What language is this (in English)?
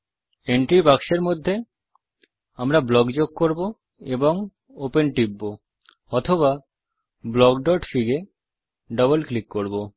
Bangla